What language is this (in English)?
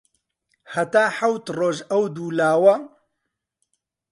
Central Kurdish